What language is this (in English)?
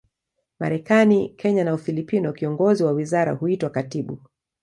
Swahili